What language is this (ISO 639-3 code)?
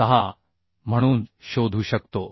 mar